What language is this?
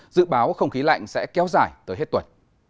Vietnamese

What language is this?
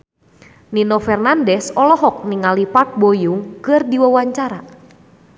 Sundanese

